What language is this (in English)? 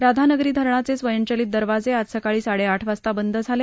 Marathi